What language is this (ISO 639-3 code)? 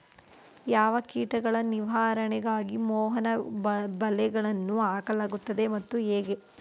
kan